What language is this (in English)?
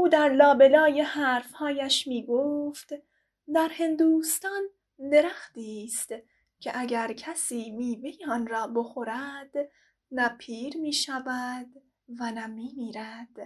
Persian